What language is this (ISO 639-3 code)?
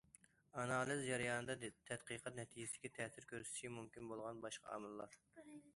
uig